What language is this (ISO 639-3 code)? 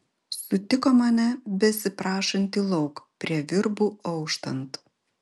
lit